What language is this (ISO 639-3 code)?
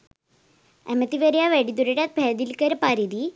sin